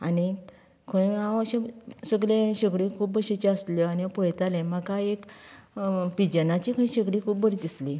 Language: Konkani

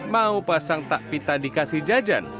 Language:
Indonesian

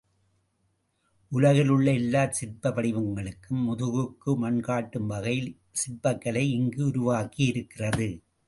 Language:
Tamil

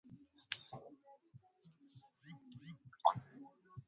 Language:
Swahili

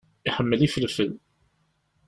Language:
Kabyle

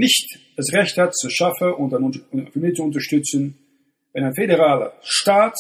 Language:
German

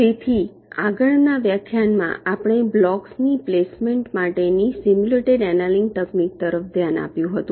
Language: Gujarati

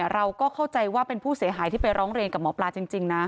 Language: Thai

